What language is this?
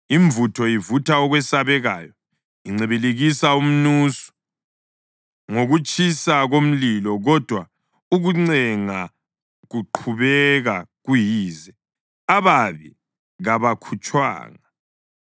North Ndebele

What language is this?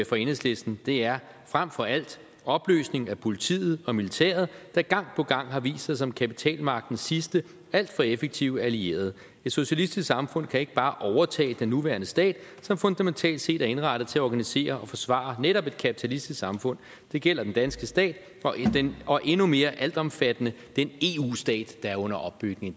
Danish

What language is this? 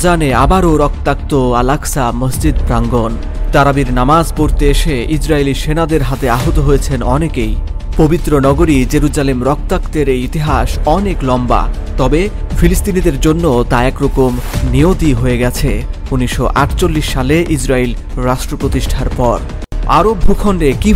Bangla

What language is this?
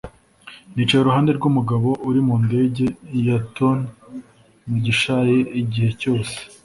Kinyarwanda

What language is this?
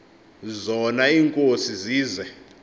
Xhosa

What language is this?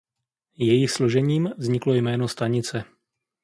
Czech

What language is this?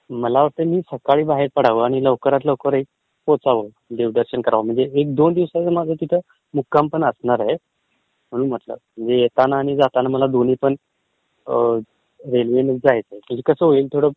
Marathi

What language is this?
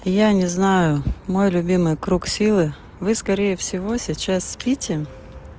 Russian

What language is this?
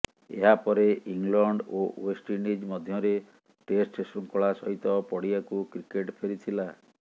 Odia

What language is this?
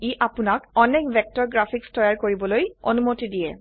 Assamese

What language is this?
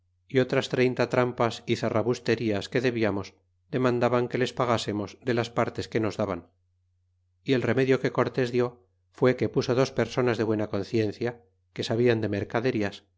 Spanish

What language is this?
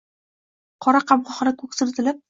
Uzbek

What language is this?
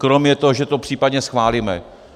Czech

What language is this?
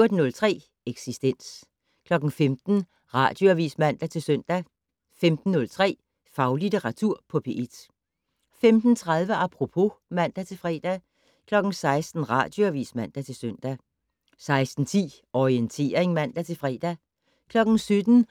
Danish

